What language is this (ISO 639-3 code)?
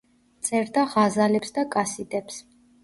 kat